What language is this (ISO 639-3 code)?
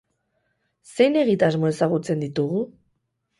eus